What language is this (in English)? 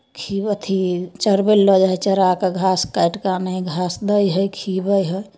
Maithili